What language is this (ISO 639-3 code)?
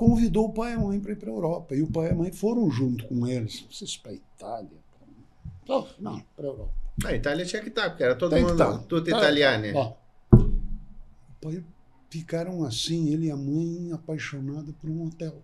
por